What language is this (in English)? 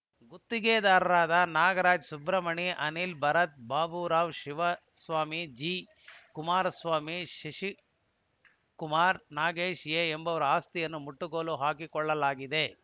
Kannada